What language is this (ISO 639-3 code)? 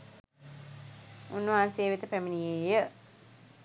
sin